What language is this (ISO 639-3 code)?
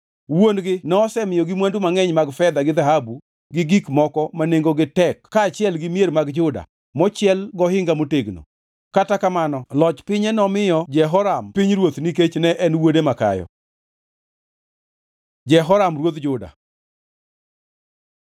luo